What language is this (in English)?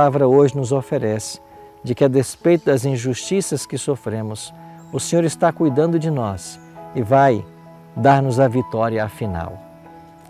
Portuguese